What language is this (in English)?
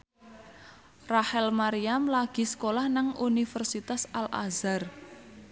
Javanese